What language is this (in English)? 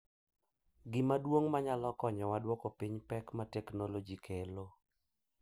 Luo (Kenya and Tanzania)